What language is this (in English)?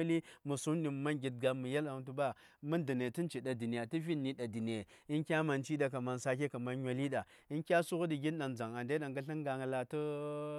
Saya